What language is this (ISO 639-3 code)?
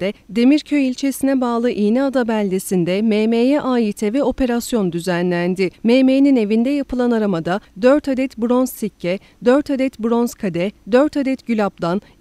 tur